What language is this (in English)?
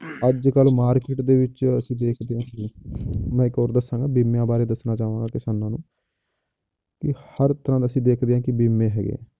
Punjabi